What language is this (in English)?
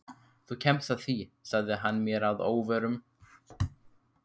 Icelandic